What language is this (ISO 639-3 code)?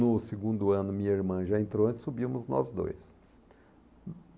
por